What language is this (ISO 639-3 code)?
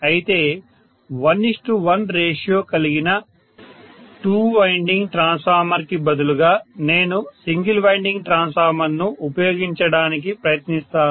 tel